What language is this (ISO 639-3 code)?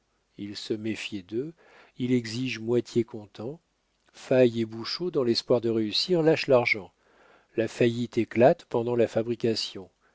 fra